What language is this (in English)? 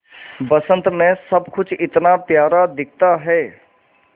Hindi